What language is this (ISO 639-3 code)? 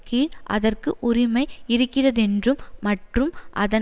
tam